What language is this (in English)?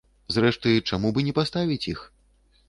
Belarusian